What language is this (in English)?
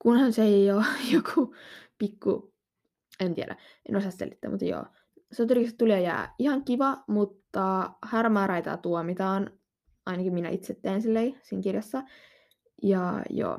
Finnish